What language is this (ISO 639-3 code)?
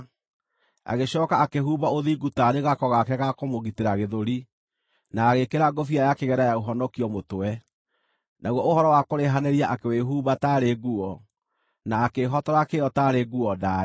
kik